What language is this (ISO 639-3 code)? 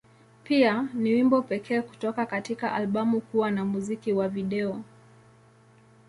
swa